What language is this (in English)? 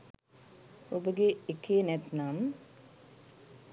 Sinhala